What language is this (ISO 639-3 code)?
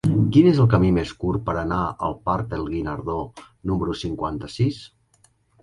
cat